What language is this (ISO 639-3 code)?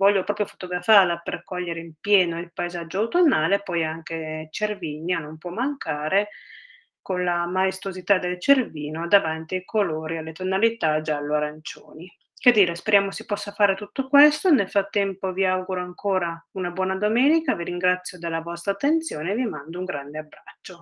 ita